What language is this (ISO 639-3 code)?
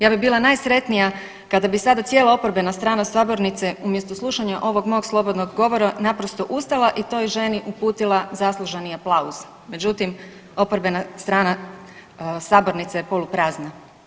hrv